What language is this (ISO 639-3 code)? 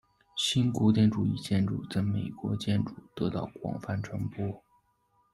zho